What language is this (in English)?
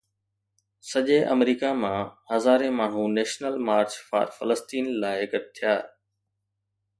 Sindhi